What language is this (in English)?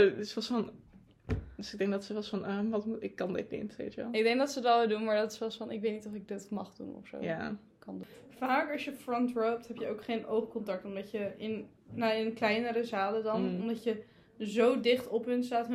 Dutch